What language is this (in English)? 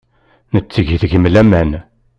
Kabyle